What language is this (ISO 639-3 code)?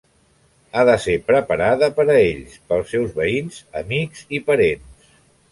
cat